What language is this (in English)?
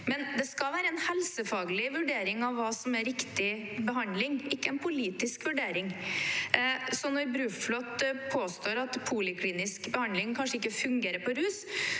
Norwegian